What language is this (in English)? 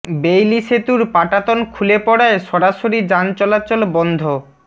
Bangla